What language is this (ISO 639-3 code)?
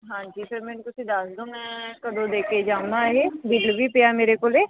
pan